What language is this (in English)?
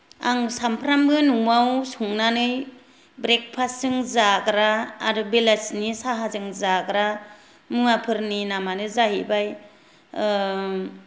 Bodo